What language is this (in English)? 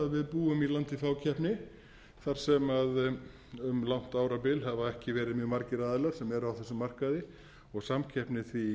Icelandic